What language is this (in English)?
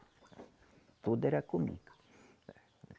Portuguese